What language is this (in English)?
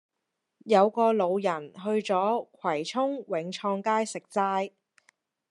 Cantonese